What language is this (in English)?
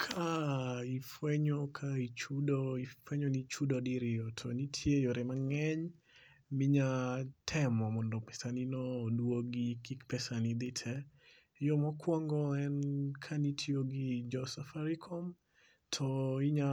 Luo (Kenya and Tanzania)